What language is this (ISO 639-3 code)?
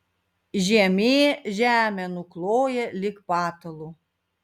lit